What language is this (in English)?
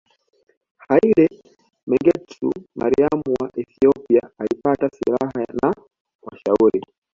Swahili